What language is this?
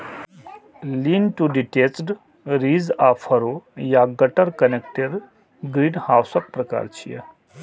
Maithili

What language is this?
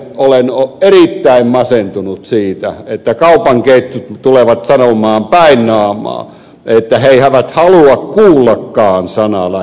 Finnish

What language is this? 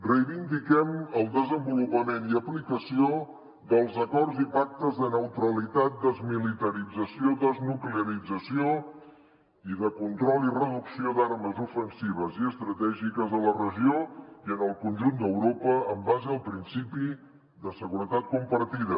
Catalan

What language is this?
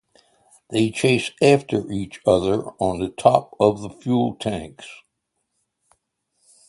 English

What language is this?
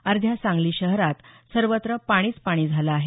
Marathi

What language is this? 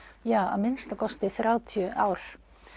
Icelandic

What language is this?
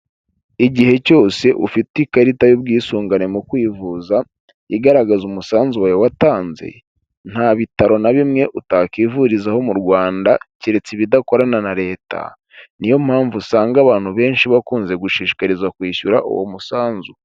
Kinyarwanda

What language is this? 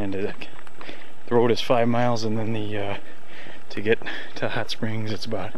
English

